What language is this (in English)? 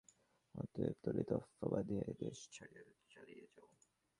Bangla